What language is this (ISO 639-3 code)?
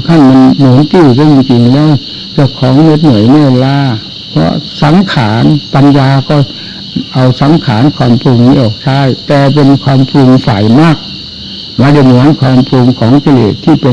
tha